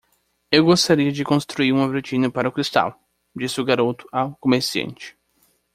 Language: Portuguese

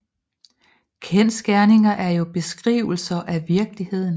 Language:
Danish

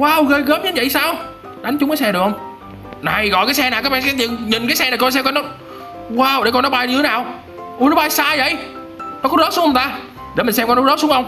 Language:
Vietnamese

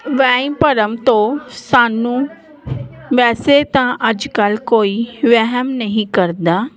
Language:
Punjabi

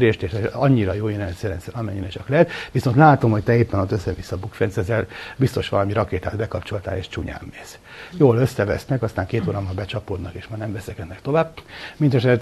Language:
Hungarian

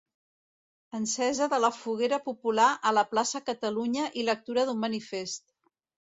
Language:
Catalan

